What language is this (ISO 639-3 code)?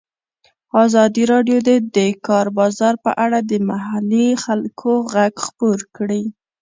pus